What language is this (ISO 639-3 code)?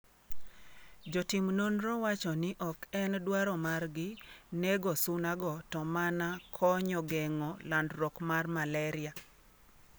luo